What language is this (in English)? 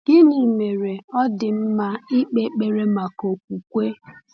Igbo